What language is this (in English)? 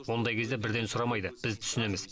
Kazakh